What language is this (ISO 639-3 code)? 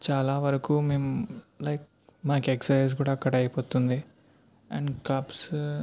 tel